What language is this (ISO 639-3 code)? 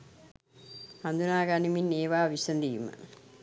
sin